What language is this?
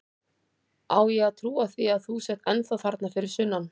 Icelandic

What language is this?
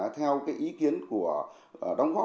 Vietnamese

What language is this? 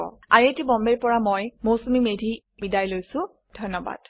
Assamese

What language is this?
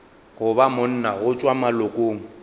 Northern Sotho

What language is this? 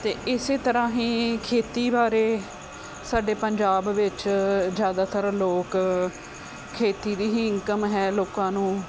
Punjabi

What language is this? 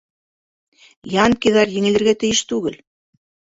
Bashkir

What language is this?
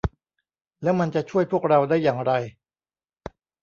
Thai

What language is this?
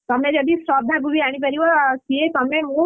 Odia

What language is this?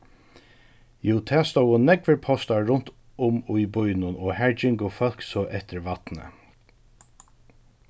Faroese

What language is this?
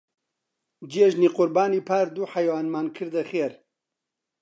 Central Kurdish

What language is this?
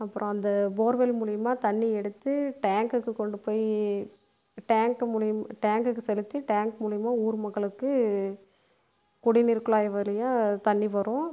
Tamil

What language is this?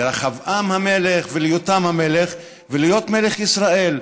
Hebrew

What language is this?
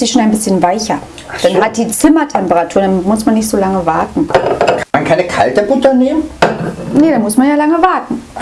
German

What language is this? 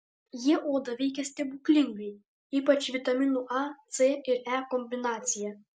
Lithuanian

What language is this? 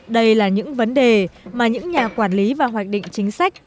Vietnamese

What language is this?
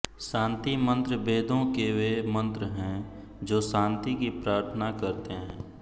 Hindi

